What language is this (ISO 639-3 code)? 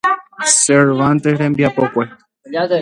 grn